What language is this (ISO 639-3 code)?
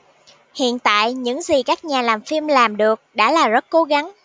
vie